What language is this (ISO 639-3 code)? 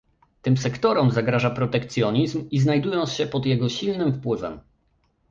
pol